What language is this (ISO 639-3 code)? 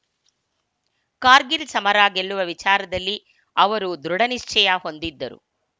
kan